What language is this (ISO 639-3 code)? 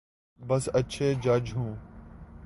urd